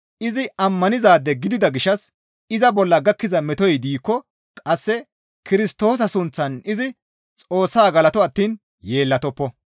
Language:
Gamo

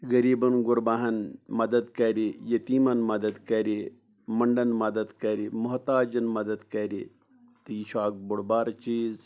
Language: Kashmiri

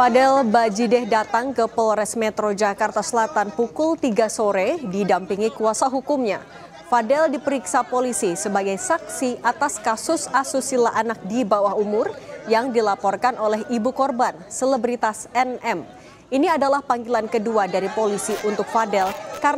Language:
Indonesian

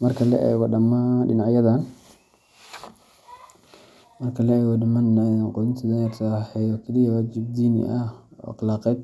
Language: Somali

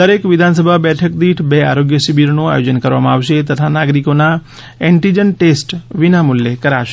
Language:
Gujarati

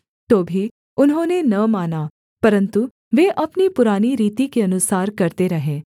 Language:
Hindi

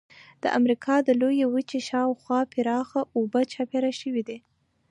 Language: Pashto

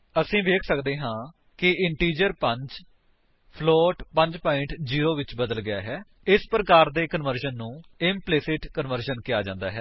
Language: Punjabi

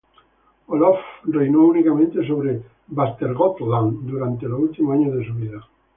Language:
Spanish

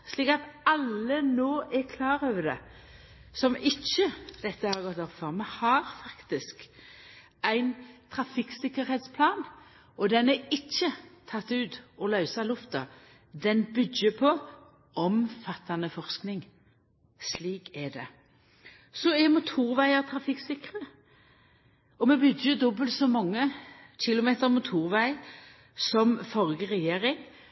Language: Norwegian Nynorsk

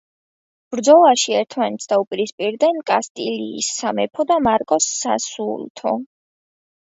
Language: Georgian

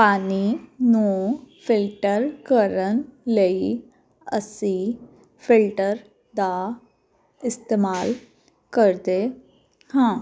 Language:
Punjabi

